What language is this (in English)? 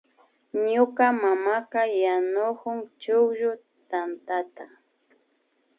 Imbabura Highland Quichua